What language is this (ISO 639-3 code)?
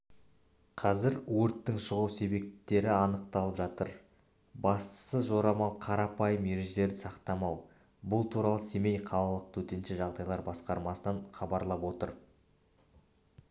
kaz